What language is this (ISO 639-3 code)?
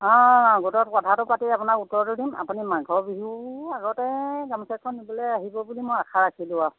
asm